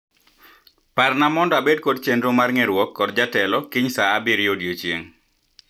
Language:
Luo (Kenya and Tanzania)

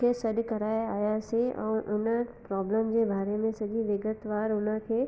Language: Sindhi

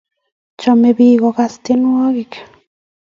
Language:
Kalenjin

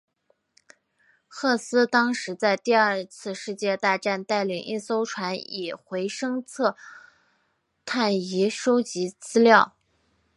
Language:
Chinese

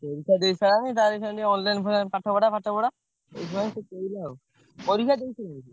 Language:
Odia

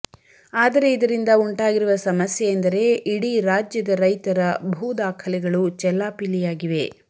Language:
Kannada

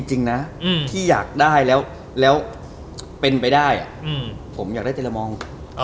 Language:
Thai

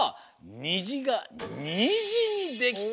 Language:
Japanese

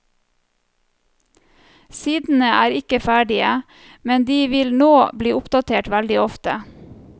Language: Norwegian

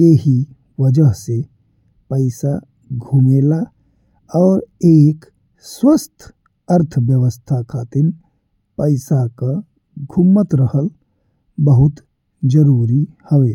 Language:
Bhojpuri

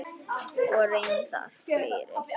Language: Icelandic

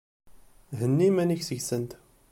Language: Kabyle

